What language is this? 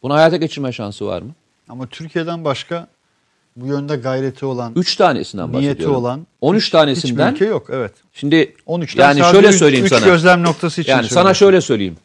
Turkish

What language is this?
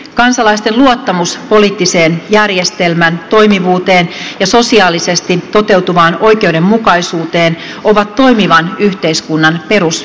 Finnish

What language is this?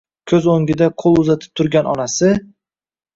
Uzbek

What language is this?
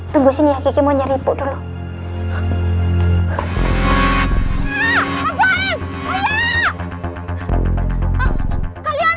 Indonesian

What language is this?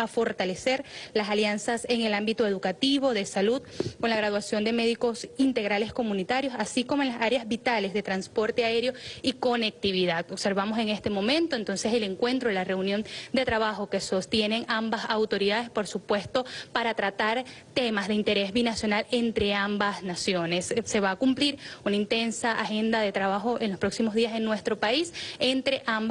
Spanish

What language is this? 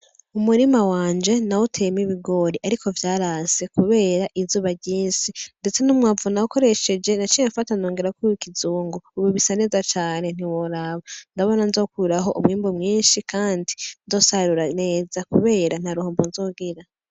Rundi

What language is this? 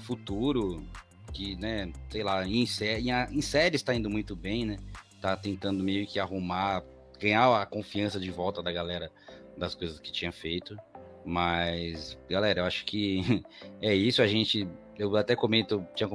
Portuguese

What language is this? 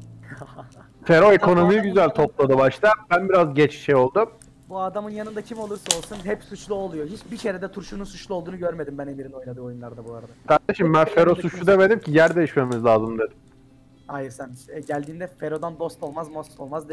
Turkish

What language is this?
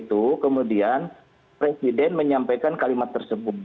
Indonesian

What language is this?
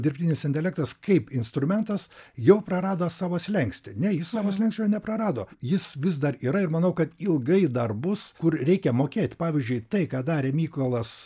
Lithuanian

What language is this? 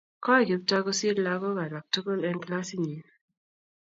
Kalenjin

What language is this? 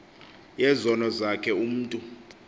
Xhosa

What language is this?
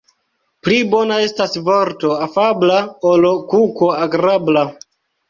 Esperanto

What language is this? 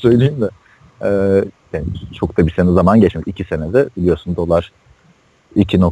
Turkish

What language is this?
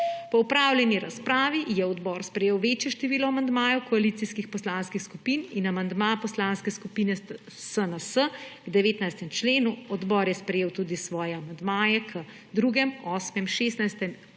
Slovenian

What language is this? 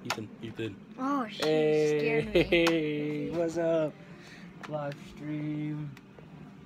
English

